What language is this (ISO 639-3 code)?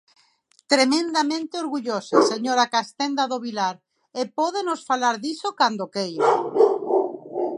glg